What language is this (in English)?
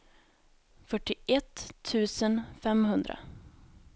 Swedish